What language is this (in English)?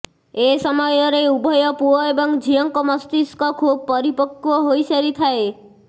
Odia